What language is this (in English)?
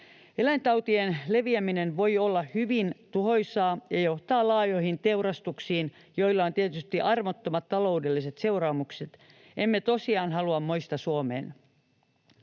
Finnish